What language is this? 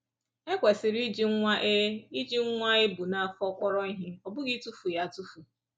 Igbo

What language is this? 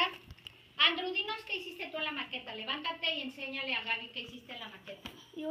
Spanish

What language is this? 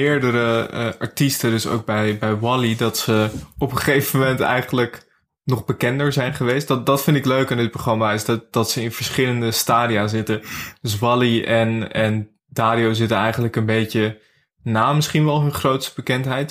Dutch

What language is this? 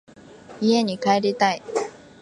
Japanese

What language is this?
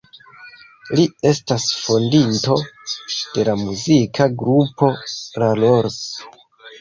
Esperanto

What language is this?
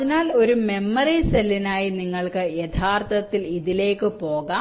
Malayalam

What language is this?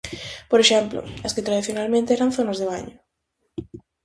Galician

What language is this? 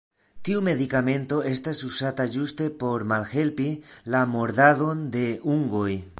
Esperanto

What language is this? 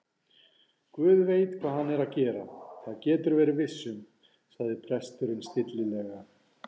Icelandic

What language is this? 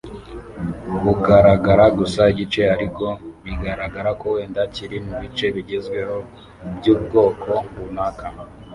Kinyarwanda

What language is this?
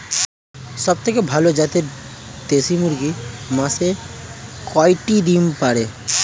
Bangla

